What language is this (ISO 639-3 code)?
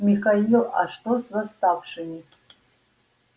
rus